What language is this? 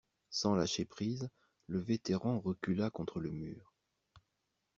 French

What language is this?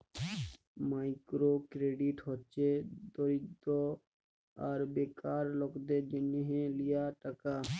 Bangla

